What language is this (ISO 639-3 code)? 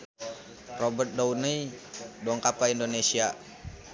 sun